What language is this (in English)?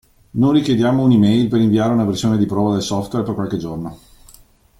Italian